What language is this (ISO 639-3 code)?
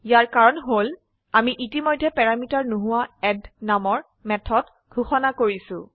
asm